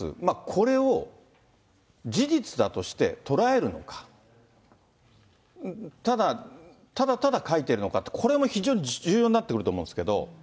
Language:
Japanese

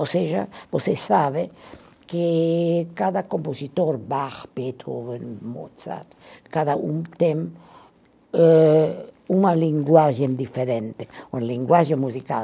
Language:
Portuguese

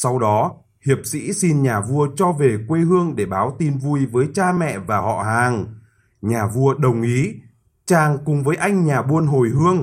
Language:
Vietnamese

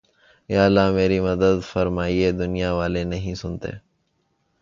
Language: Urdu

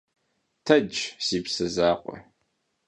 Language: Kabardian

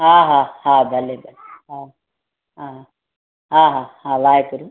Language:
Sindhi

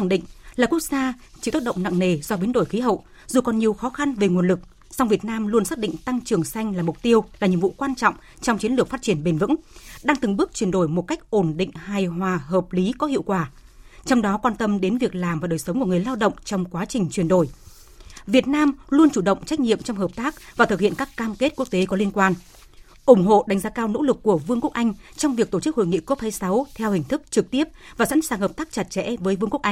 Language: Vietnamese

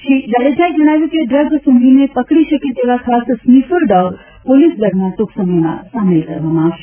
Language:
Gujarati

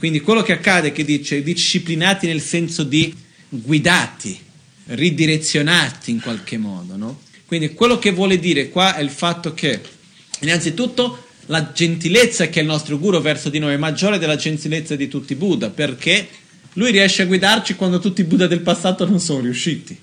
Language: Italian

